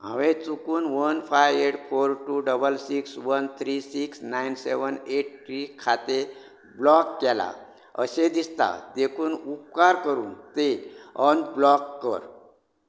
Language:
Konkani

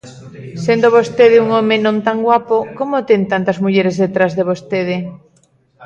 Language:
Galician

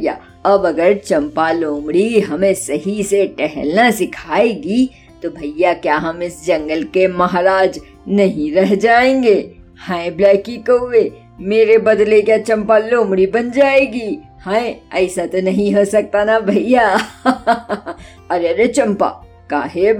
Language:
Hindi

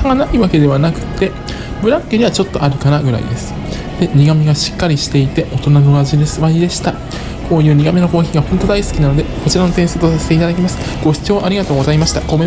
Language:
Japanese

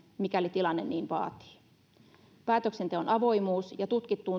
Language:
Finnish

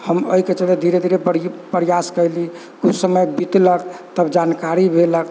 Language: Maithili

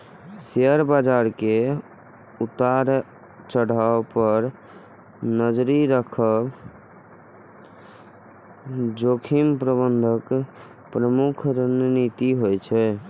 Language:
Maithili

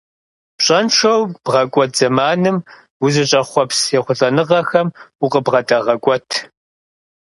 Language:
Kabardian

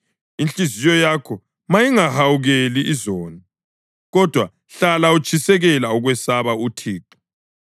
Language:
North Ndebele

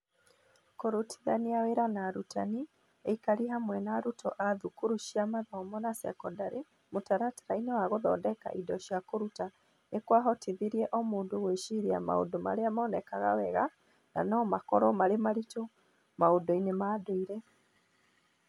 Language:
Kikuyu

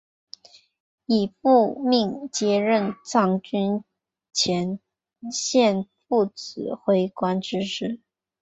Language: Chinese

